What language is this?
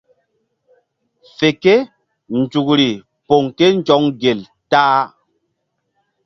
Mbum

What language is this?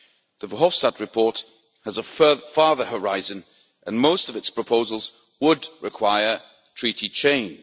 English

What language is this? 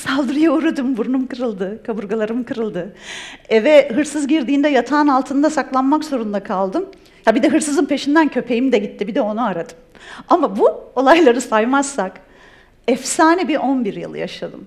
Turkish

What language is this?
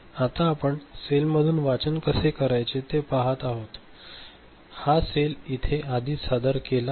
Marathi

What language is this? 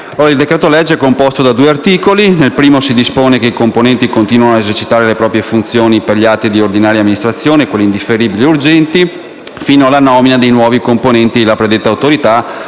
Italian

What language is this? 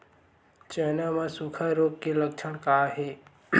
Chhattisgarhi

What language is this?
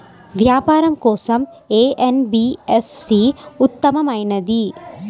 Telugu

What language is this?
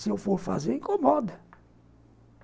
Portuguese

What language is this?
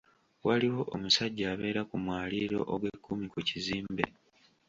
Ganda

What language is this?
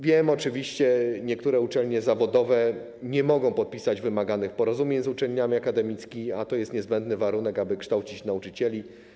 Polish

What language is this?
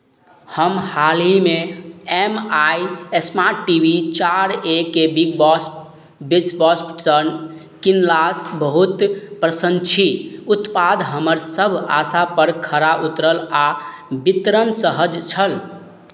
Maithili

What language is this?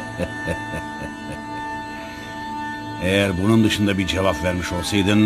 Turkish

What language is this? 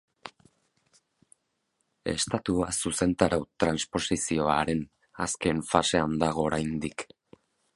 Basque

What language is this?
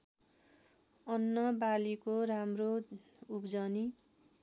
Nepali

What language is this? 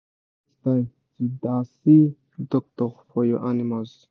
Nigerian Pidgin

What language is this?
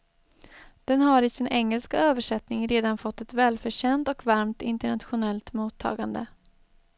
Swedish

